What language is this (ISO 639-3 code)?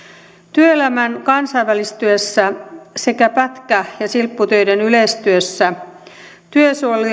fin